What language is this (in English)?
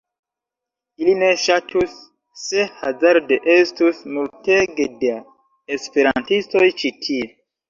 Esperanto